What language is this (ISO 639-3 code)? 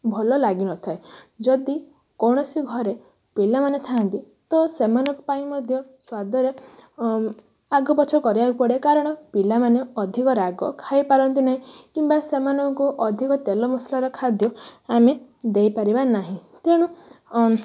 ori